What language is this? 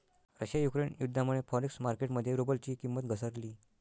Marathi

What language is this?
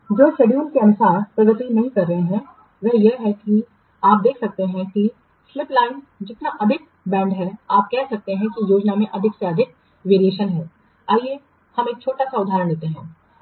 Hindi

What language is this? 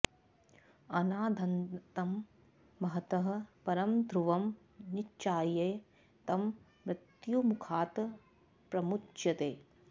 Sanskrit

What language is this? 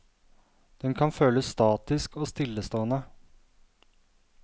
Norwegian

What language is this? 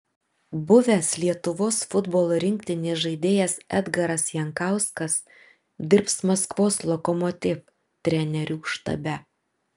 Lithuanian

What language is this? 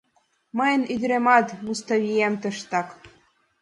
Mari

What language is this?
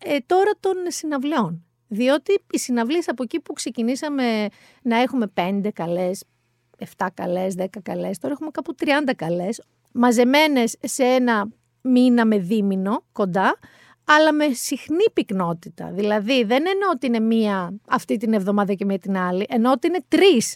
Greek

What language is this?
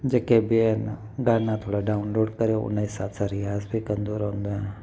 Sindhi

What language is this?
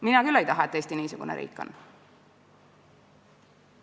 Estonian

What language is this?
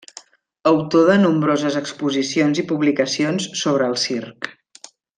Catalan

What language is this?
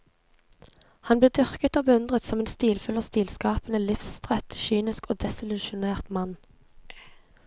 Norwegian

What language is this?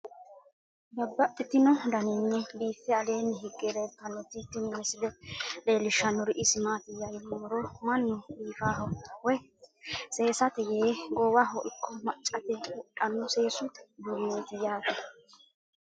Sidamo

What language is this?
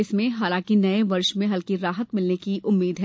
Hindi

